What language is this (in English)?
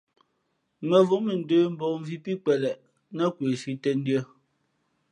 Fe'fe'